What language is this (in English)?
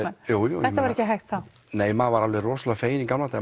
Icelandic